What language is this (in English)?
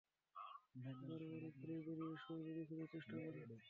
Bangla